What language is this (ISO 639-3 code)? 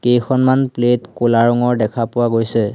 asm